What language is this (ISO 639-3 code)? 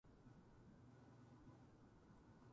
jpn